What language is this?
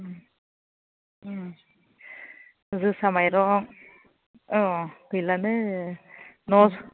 Bodo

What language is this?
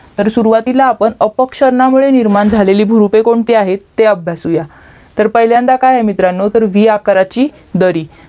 Marathi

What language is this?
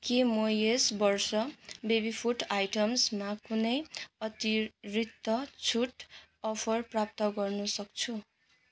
Nepali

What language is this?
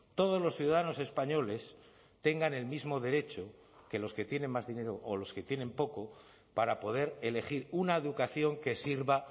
Spanish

